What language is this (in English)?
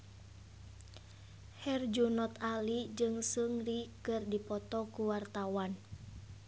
Sundanese